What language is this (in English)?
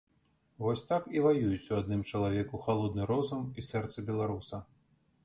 Belarusian